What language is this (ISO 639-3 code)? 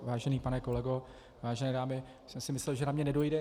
ces